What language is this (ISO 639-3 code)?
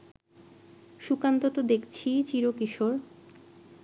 ben